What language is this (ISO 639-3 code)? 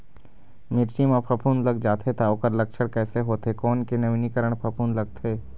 hne